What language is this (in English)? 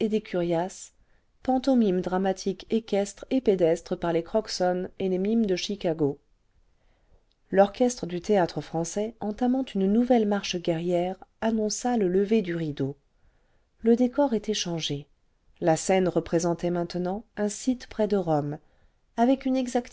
French